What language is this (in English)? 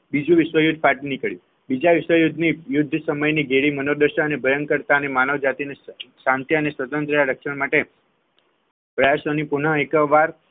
Gujarati